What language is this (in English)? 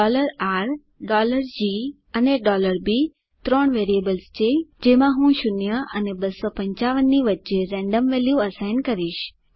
Gujarati